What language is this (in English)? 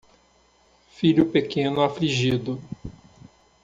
Portuguese